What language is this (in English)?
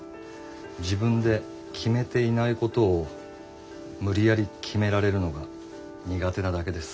Japanese